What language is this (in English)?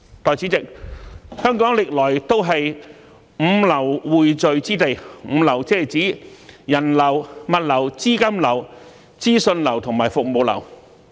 Cantonese